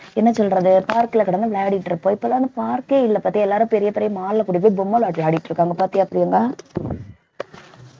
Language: Tamil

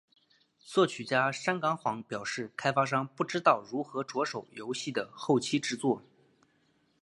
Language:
Chinese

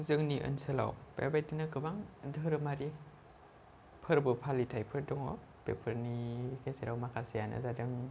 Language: Bodo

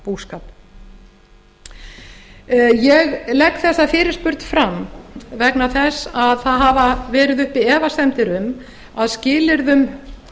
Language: Icelandic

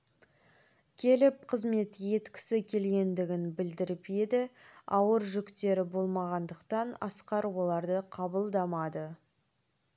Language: Kazakh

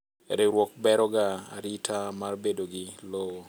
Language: Luo (Kenya and Tanzania)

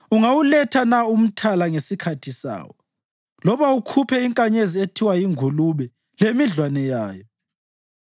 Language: North Ndebele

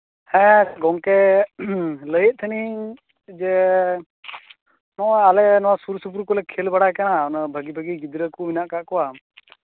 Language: Santali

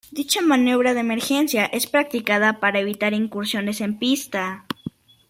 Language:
Spanish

